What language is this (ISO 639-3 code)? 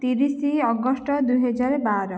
ori